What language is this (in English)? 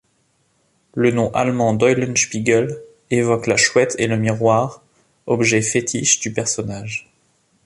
French